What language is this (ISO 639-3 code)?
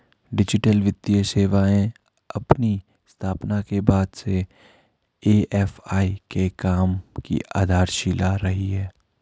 hin